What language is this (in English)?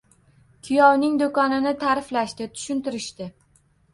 Uzbek